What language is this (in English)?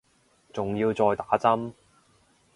Cantonese